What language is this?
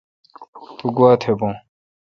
Kalkoti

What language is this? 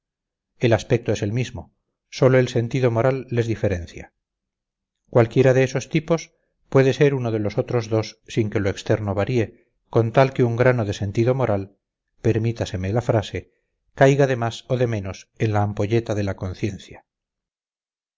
Spanish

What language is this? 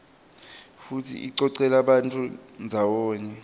Swati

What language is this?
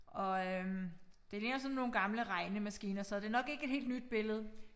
Danish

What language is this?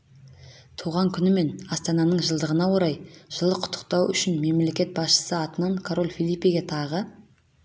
Kazakh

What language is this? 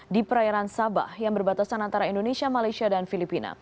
Indonesian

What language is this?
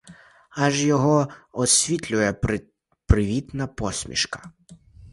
Ukrainian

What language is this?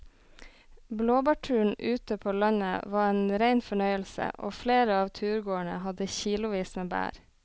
Norwegian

